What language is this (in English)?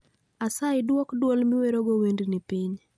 Luo (Kenya and Tanzania)